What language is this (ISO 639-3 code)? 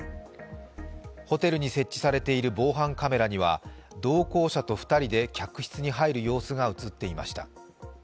jpn